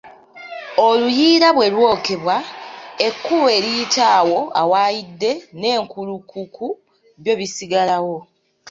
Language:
Ganda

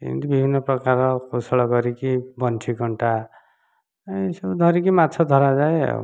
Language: Odia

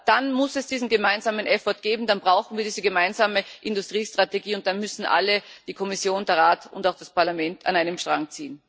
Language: German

